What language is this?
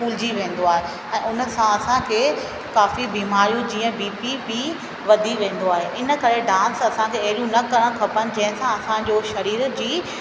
Sindhi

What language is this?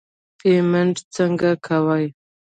Pashto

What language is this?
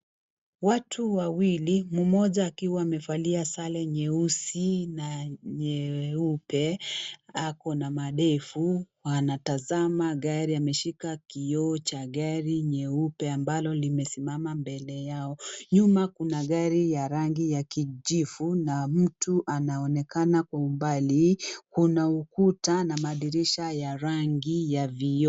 Swahili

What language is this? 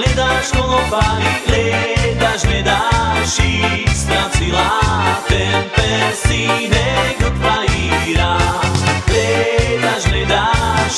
Slovak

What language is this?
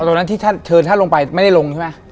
Thai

